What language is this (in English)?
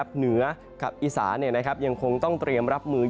Thai